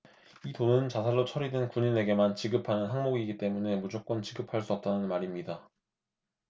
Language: Korean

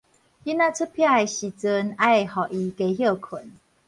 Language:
Min Nan Chinese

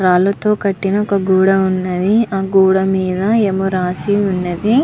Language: Telugu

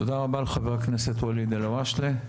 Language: Hebrew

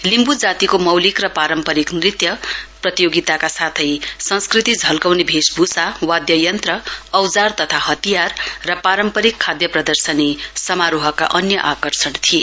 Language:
Nepali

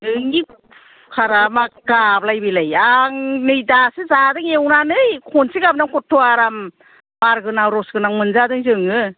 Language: Bodo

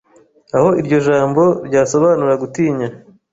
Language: Kinyarwanda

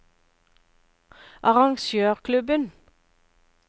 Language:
Norwegian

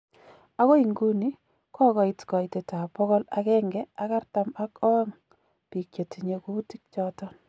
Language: Kalenjin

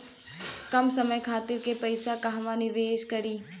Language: Bhojpuri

